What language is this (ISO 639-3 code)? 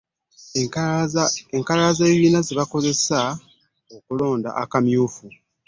lug